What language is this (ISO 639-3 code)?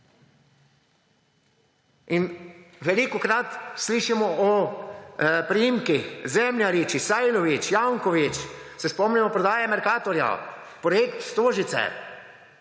slv